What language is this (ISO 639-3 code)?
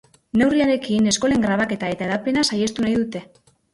eus